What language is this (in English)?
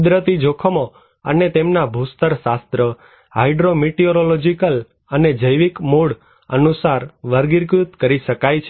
Gujarati